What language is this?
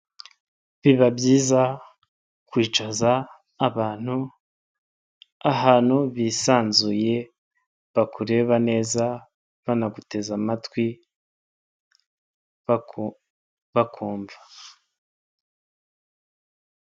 Kinyarwanda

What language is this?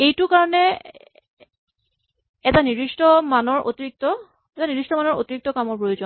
Assamese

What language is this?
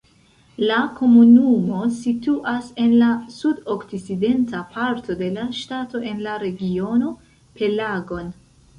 Esperanto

